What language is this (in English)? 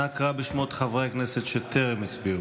Hebrew